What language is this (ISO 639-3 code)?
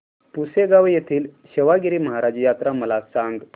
mar